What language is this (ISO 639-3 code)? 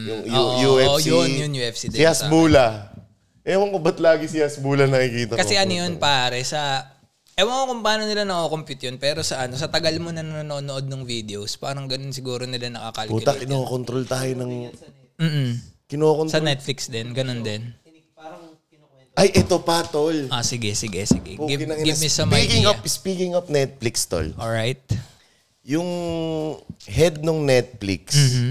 fil